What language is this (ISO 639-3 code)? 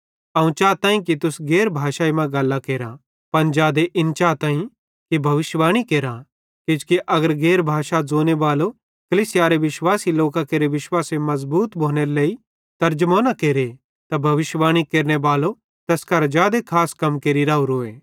bhd